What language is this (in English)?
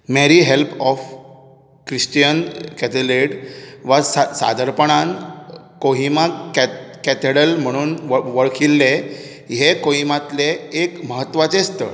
Konkani